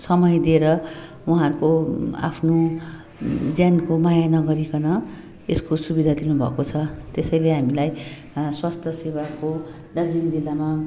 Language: Nepali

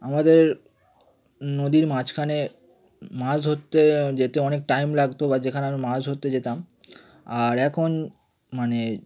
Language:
Bangla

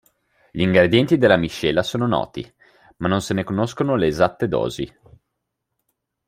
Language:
Italian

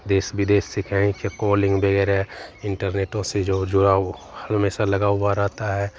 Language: Hindi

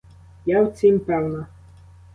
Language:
Ukrainian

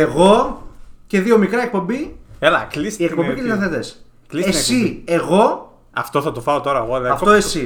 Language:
Greek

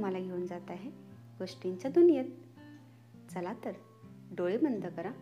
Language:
Marathi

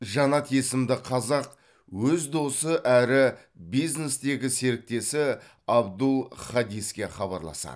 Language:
Kazakh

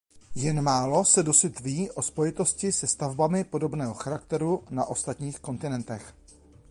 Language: Czech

